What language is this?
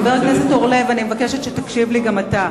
Hebrew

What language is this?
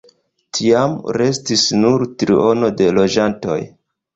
Esperanto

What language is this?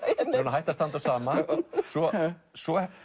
Icelandic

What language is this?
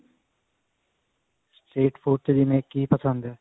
Punjabi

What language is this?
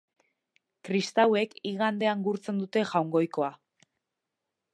Basque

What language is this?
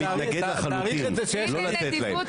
Hebrew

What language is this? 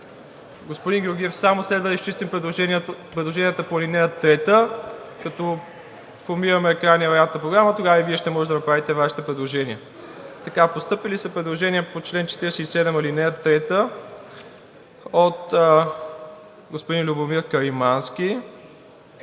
Bulgarian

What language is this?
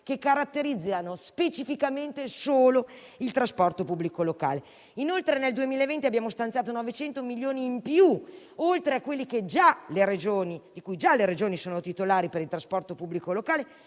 Italian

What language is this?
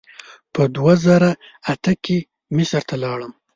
Pashto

